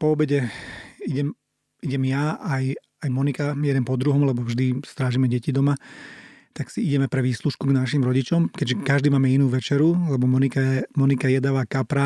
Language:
Slovak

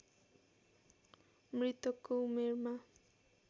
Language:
Nepali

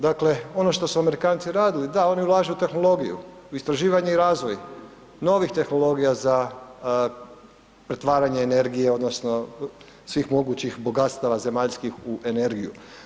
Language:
Croatian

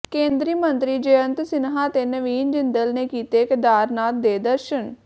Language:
Punjabi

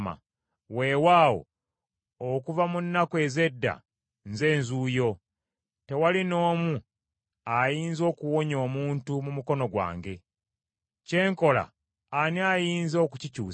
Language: Ganda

